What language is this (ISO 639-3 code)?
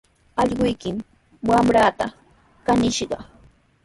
qws